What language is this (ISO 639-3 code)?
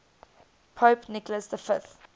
eng